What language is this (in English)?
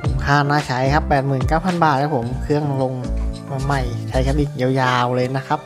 Thai